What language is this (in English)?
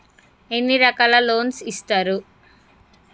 Telugu